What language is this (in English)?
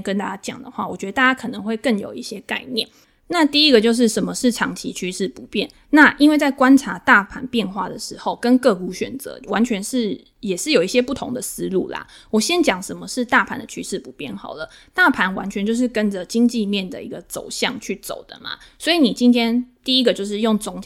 Chinese